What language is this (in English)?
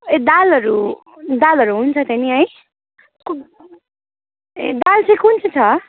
Nepali